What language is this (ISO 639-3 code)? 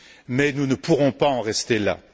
fra